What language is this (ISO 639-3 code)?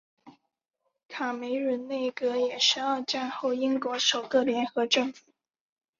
zho